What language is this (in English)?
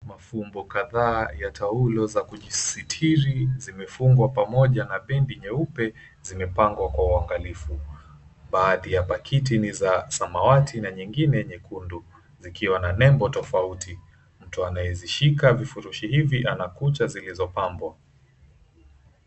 Swahili